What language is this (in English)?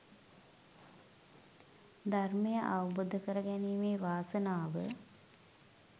Sinhala